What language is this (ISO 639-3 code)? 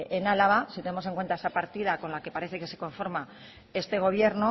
spa